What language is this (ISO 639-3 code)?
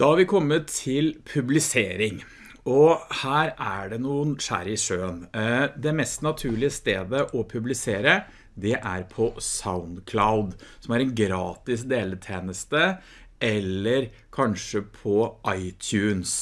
nor